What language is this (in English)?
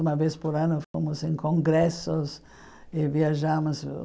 Portuguese